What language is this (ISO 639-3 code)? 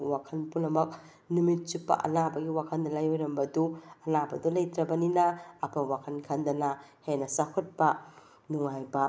mni